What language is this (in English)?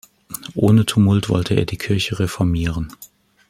German